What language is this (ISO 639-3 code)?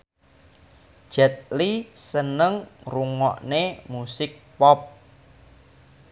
jav